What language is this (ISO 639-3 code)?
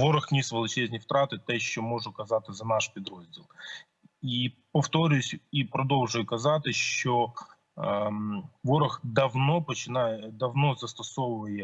ukr